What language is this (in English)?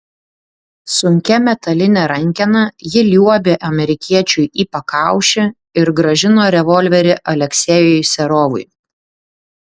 Lithuanian